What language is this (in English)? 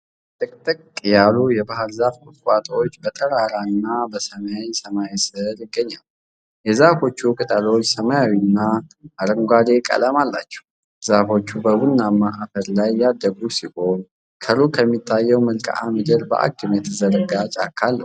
Amharic